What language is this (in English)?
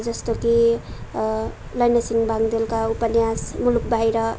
Nepali